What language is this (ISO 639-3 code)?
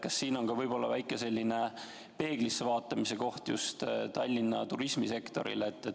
est